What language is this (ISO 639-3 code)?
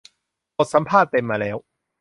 tha